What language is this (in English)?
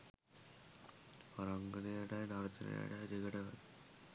Sinhala